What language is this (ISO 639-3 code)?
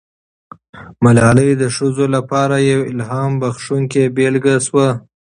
pus